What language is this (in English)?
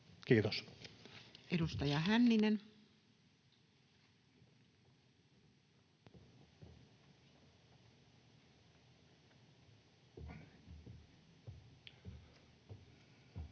Finnish